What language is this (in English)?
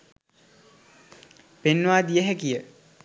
Sinhala